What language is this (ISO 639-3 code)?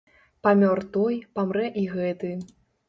bel